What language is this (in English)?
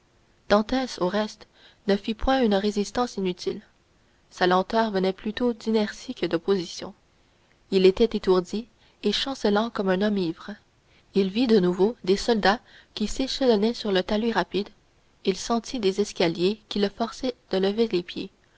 French